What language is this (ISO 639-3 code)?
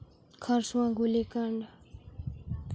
sat